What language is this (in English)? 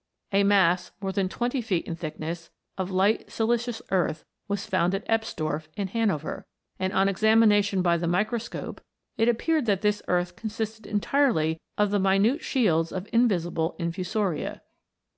English